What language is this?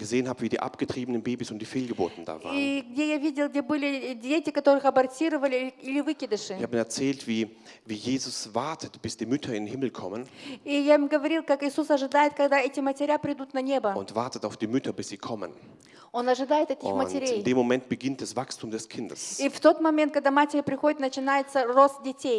German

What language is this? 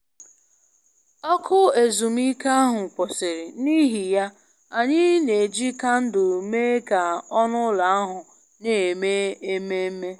Igbo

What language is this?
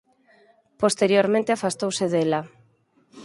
Galician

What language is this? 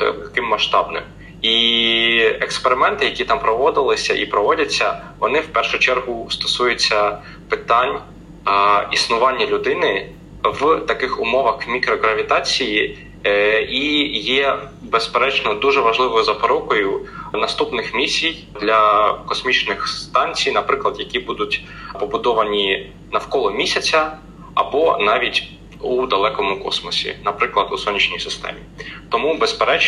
Ukrainian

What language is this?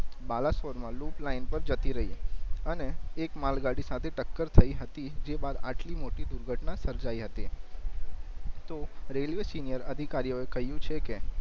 Gujarati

